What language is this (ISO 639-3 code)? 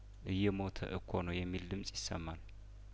amh